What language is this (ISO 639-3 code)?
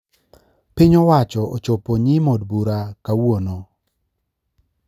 luo